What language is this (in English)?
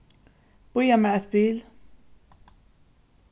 Faroese